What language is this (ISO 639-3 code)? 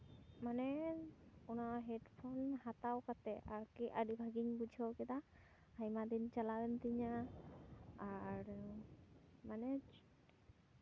sat